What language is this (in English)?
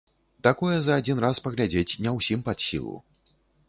Belarusian